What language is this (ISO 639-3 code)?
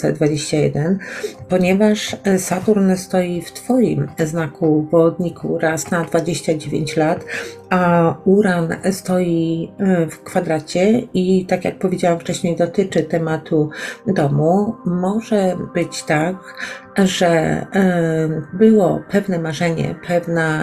pol